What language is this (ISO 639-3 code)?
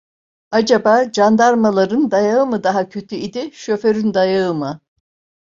tur